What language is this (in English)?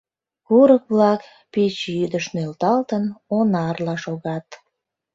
Mari